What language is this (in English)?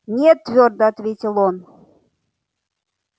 Russian